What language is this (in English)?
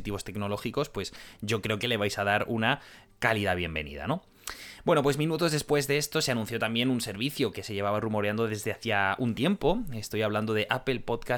Spanish